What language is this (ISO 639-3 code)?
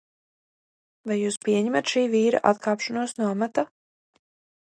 lav